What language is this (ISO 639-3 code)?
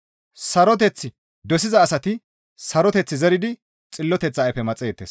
gmv